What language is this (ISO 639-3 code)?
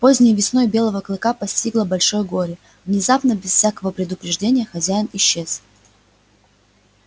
rus